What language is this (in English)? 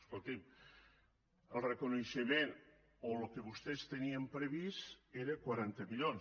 Catalan